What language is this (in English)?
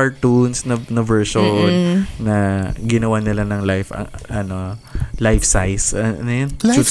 Filipino